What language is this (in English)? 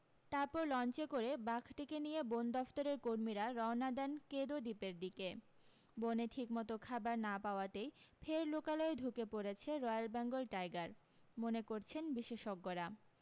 Bangla